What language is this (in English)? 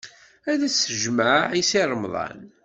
Kabyle